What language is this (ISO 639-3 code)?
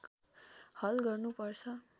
nep